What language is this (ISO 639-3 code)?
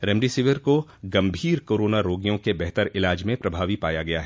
hin